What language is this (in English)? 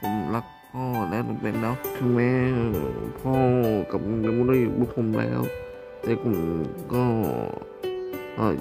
Thai